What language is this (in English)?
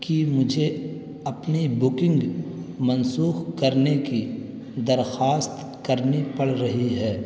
Urdu